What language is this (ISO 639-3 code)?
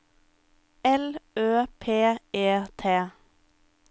nor